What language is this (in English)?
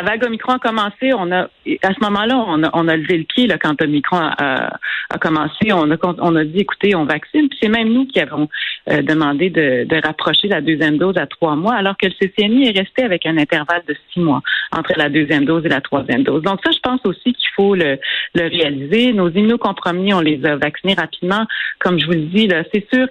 French